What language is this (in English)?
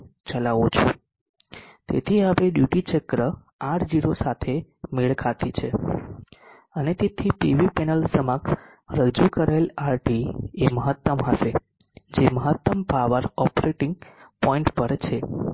Gujarati